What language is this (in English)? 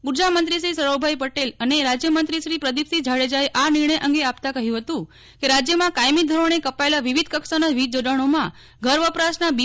Gujarati